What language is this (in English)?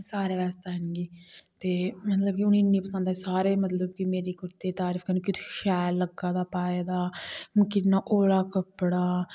Dogri